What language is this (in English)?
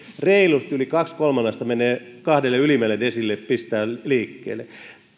Finnish